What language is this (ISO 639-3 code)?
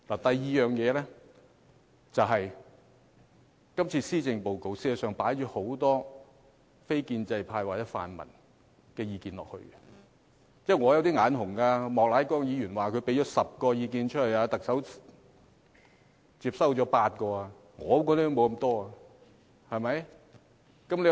yue